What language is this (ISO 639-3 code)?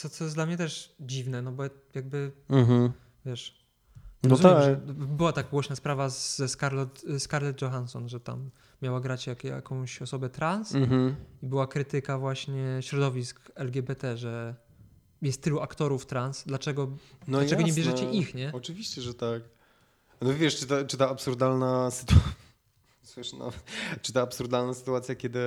pol